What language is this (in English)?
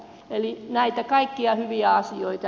Finnish